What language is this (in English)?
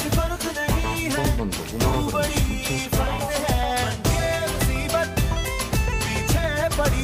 Korean